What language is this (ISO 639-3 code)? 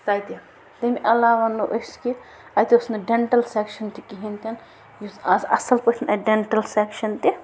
kas